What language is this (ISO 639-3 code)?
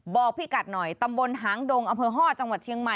tha